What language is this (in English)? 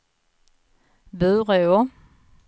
Swedish